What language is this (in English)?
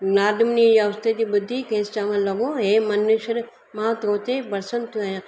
Sindhi